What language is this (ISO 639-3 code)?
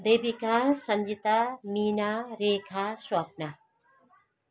nep